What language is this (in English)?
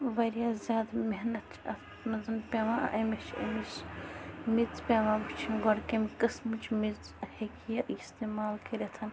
Kashmiri